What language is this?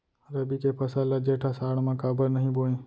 Chhattisgarhi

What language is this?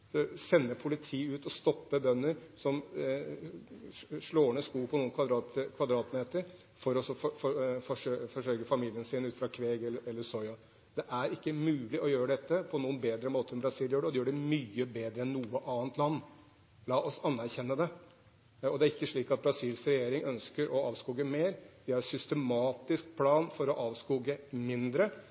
Norwegian Bokmål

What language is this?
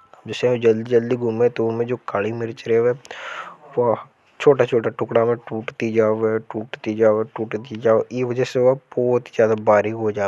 Hadothi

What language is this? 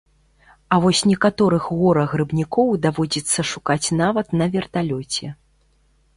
Belarusian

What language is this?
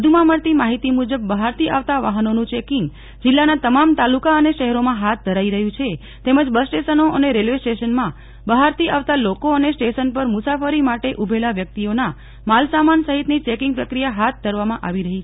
Gujarati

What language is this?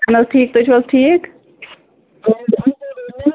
Kashmiri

